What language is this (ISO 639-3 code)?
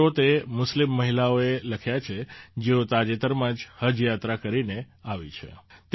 guj